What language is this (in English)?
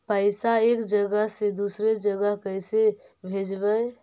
Magahi